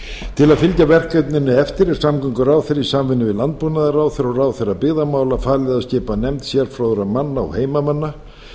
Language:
Icelandic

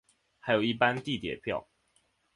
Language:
Chinese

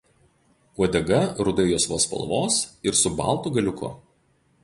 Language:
Lithuanian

